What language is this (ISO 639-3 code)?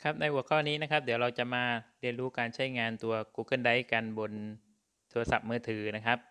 tha